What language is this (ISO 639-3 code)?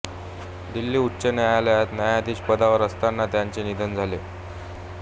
mar